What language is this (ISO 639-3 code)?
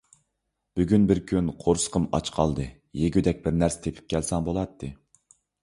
uig